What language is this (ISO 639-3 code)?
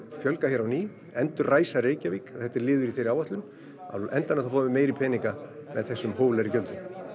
isl